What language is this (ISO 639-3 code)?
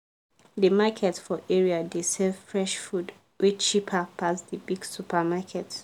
pcm